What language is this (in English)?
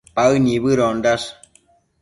Matsés